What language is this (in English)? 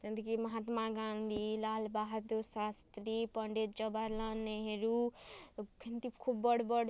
Odia